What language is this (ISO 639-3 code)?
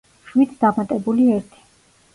kat